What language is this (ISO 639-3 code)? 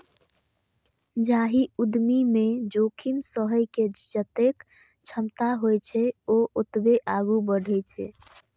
mai